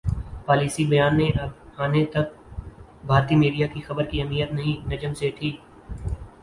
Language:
Urdu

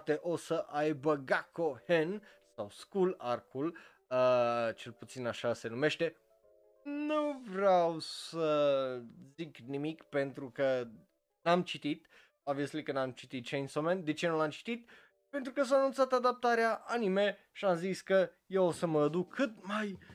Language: Romanian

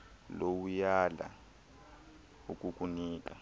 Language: Xhosa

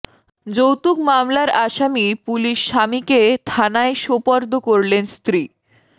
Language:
Bangla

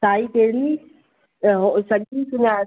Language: Sindhi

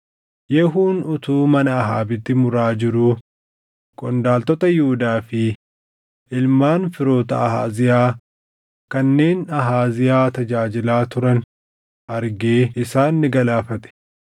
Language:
Oromo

